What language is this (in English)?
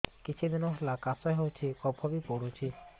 Odia